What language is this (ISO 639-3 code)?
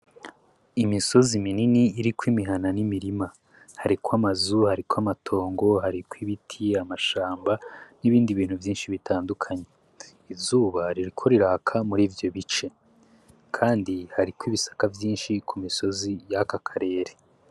run